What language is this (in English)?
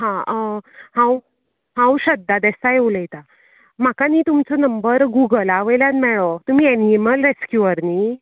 Konkani